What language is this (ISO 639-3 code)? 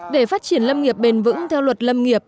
vie